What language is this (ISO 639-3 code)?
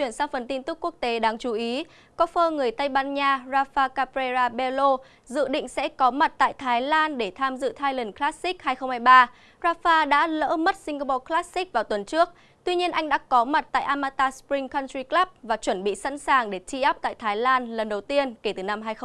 vie